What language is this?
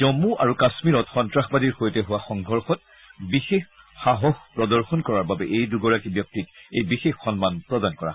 Assamese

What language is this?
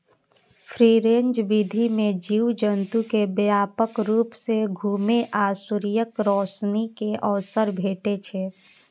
Maithili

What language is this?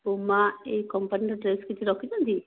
Odia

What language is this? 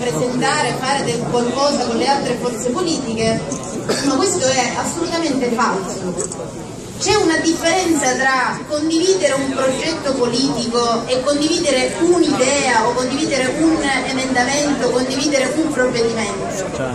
Italian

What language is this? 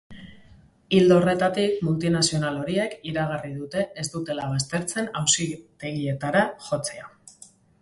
Basque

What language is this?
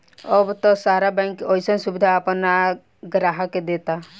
Bhojpuri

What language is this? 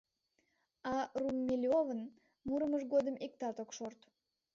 Mari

